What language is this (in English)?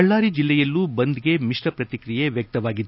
Kannada